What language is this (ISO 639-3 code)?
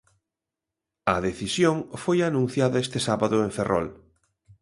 glg